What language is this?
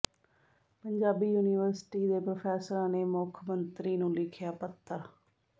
Punjabi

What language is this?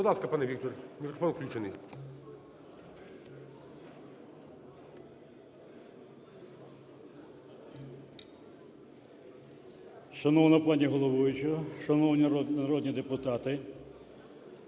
Ukrainian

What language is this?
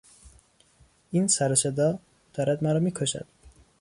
Persian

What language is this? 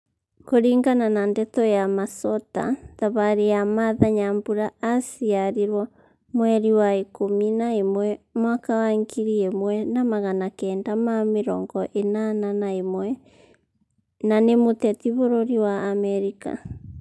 Kikuyu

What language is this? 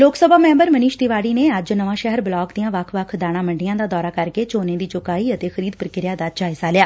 Punjabi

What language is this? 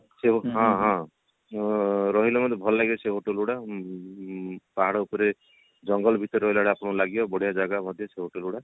Odia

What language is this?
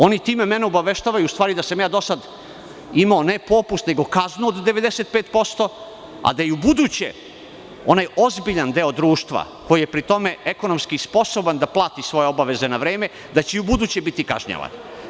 Serbian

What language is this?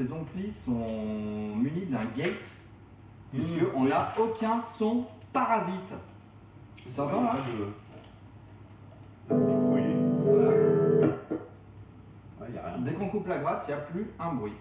French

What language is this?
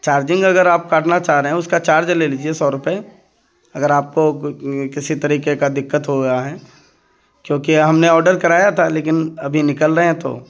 Urdu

